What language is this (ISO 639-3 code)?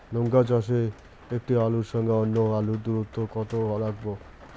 ben